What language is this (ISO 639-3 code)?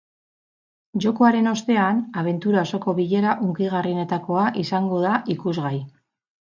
eus